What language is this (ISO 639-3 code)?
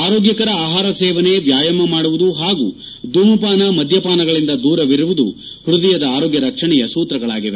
kan